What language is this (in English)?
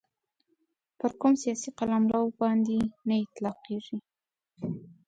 Pashto